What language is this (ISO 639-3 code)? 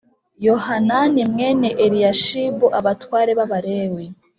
kin